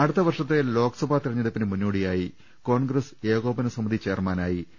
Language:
Malayalam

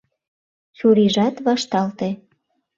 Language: Mari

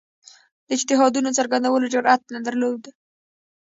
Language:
Pashto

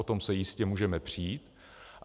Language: Czech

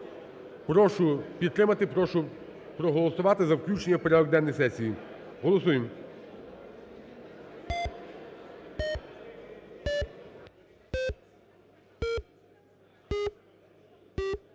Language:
Ukrainian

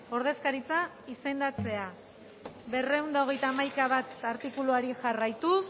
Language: Basque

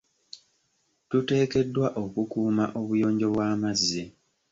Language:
Ganda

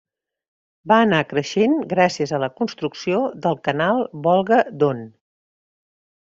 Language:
Catalan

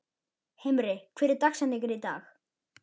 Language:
Icelandic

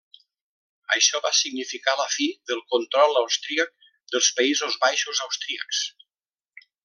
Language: Catalan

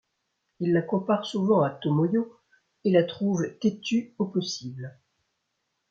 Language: French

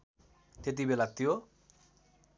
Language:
Nepali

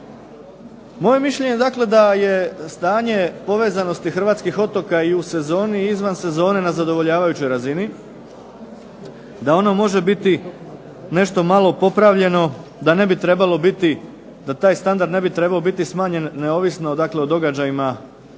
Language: Croatian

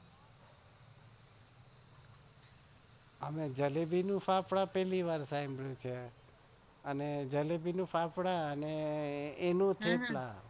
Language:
Gujarati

